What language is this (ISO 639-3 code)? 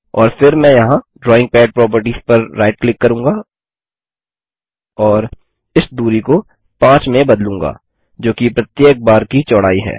hin